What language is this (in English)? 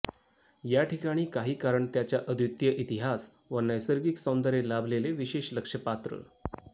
Marathi